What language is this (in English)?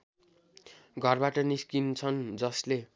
Nepali